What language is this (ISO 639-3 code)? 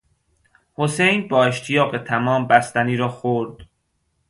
fas